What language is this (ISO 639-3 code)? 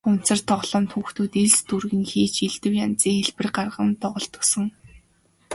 mon